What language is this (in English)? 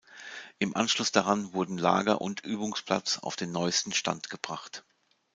German